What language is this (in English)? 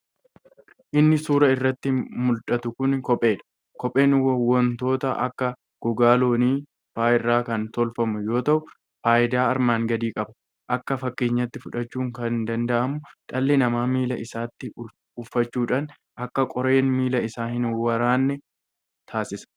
Oromo